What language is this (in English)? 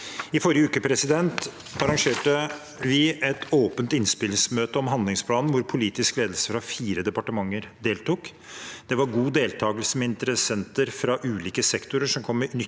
Norwegian